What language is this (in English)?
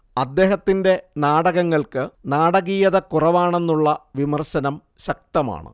Malayalam